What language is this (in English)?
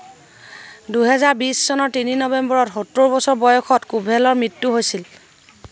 Assamese